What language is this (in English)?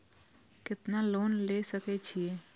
Maithili